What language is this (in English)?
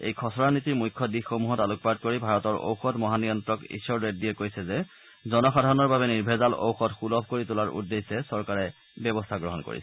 Assamese